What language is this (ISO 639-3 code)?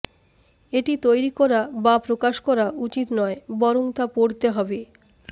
ben